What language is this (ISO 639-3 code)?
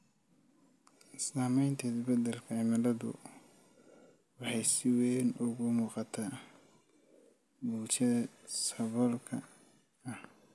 som